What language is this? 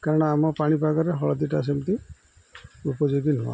Odia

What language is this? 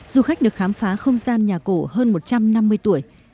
Vietnamese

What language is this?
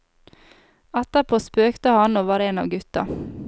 Norwegian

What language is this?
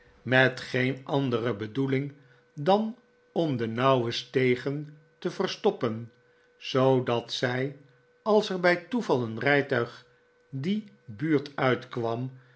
Dutch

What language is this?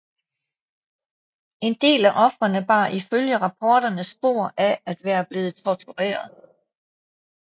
Danish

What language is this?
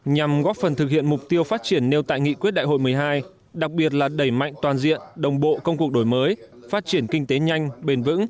Vietnamese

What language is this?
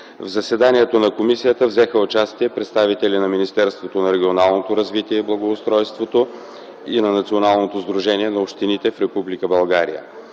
Bulgarian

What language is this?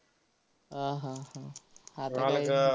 Marathi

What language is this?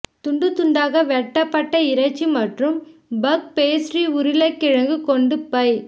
Tamil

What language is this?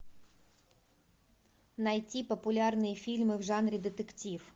Russian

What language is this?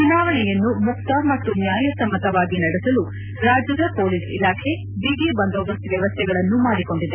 Kannada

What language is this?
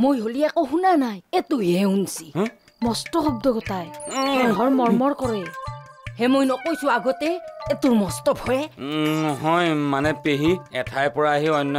Bangla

